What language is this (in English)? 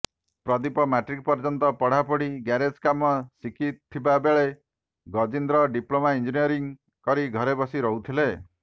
Odia